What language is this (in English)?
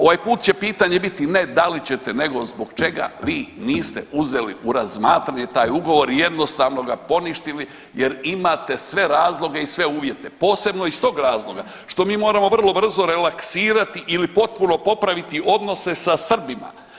Croatian